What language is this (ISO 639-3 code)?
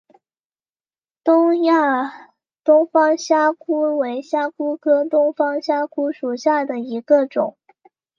zho